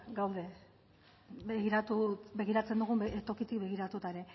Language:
Basque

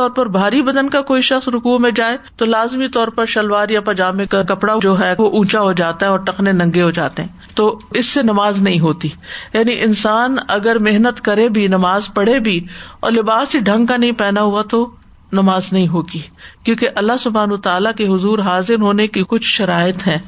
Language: Urdu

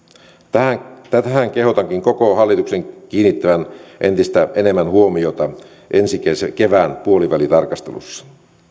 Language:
Finnish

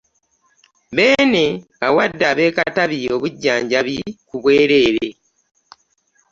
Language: Ganda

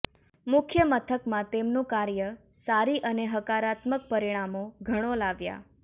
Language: Gujarati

